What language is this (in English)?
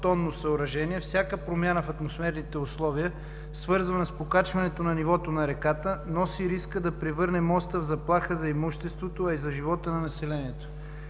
Bulgarian